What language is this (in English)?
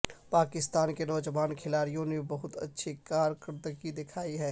Urdu